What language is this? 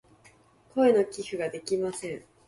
Japanese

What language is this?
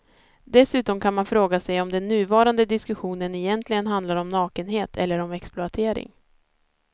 Swedish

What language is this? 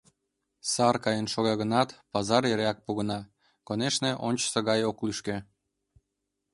Mari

